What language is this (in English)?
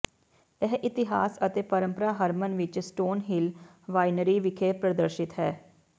Punjabi